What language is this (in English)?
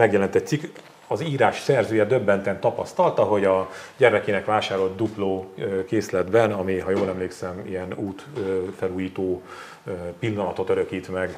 Hungarian